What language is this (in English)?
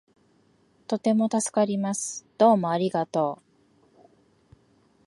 Japanese